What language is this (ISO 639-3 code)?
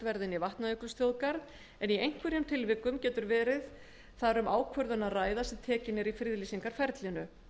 isl